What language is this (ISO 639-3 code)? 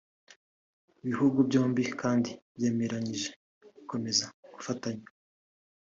kin